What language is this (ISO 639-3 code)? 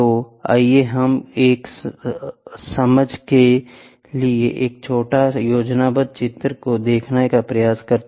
hin